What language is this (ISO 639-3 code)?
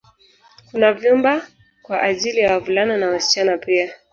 swa